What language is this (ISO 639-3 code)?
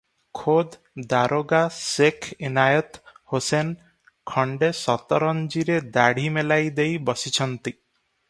ori